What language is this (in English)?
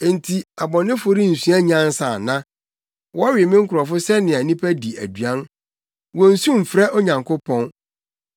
Akan